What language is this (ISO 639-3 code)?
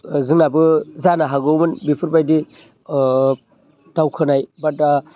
brx